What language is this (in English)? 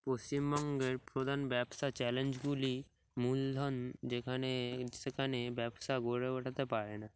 Bangla